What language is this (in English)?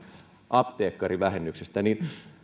Finnish